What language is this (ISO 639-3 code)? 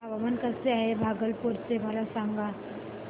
mar